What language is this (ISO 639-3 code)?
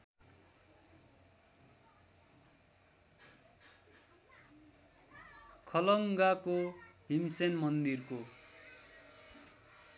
nep